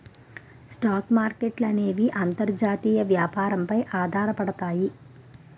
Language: Telugu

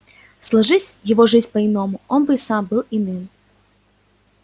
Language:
Russian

